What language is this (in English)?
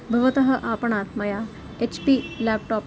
Sanskrit